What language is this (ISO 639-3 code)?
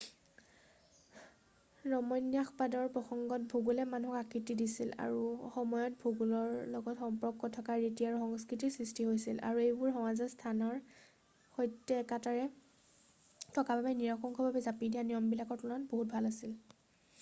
asm